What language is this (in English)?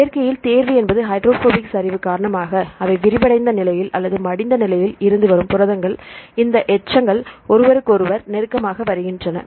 Tamil